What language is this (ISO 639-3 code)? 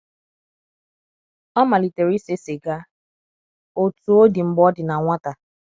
ibo